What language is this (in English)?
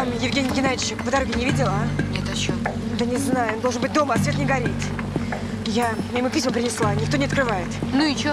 Russian